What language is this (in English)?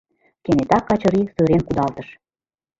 Mari